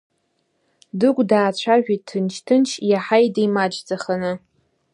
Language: Abkhazian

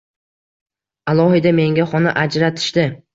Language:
Uzbek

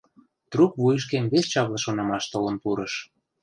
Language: Mari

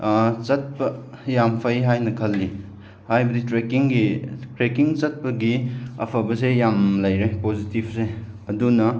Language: Manipuri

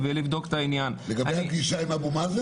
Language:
Hebrew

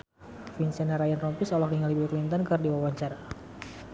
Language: Sundanese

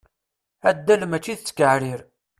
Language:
Kabyle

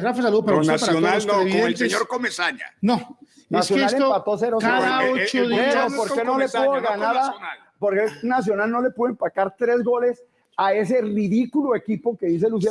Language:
Spanish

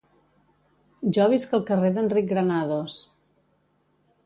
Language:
Catalan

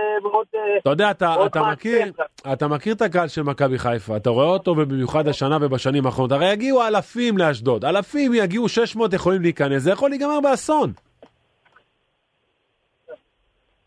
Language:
Hebrew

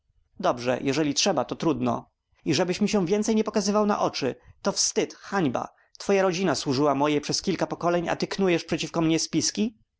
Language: Polish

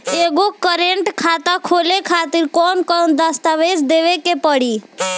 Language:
Bhojpuri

